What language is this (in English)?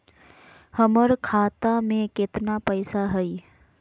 Magahi